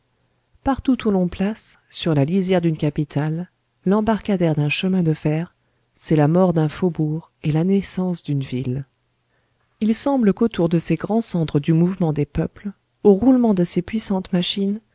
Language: French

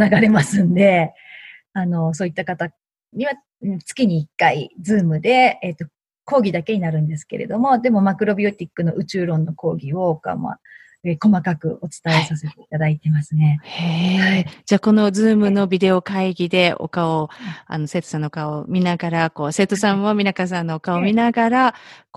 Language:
Japanese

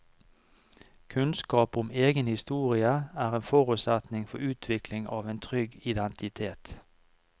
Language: Norwegian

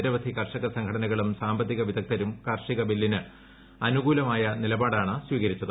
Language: Malayalam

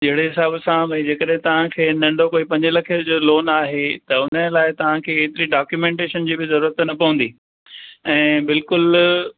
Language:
Sindhi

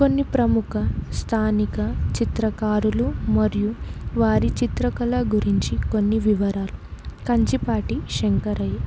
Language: Telugu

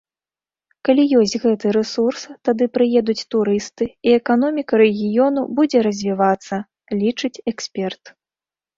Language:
Belarusian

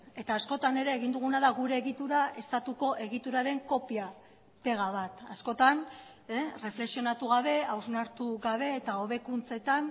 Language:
Basque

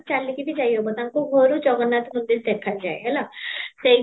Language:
Odia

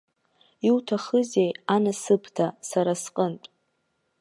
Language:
Abkhazian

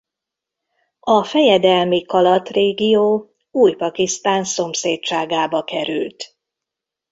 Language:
Hungarian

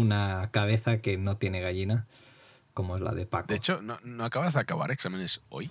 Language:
Spanish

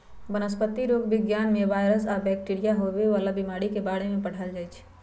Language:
Magahi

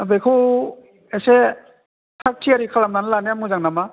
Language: Bodo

